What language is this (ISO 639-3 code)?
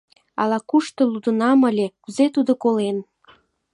chm